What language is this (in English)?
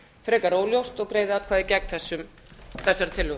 Icelandic